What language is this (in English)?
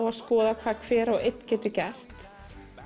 Icelandic